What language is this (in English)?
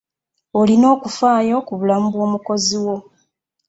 Ganda